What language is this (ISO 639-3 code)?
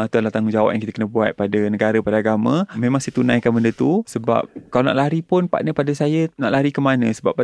msa